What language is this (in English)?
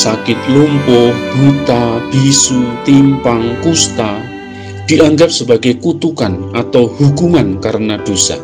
Indonesian